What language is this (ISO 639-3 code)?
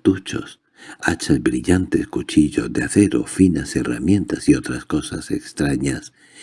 spa